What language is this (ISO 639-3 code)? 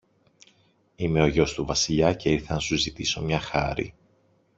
ell